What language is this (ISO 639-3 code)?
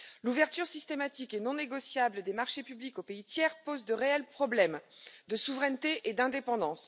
fra